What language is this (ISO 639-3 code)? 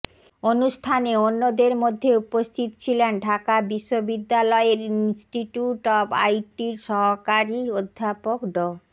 ben